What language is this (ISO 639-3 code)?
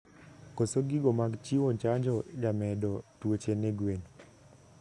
luo